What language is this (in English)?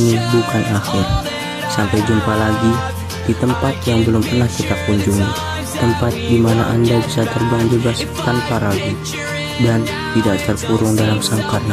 Indonesian